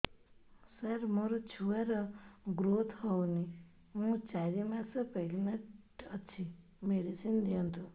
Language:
Odia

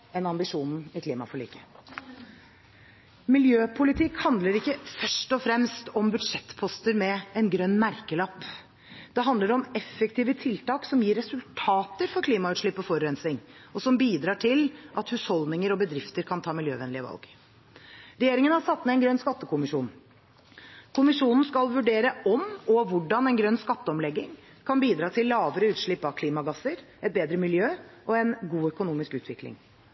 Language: Norwegian Bokmål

